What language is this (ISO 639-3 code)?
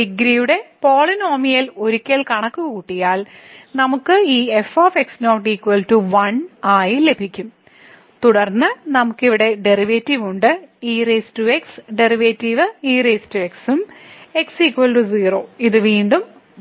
mal